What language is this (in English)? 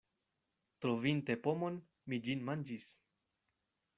Esperanto